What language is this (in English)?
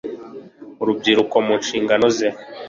Kinyarwanda